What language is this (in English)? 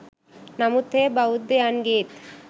Sinhala